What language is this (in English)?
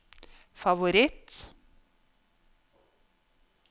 Norwegian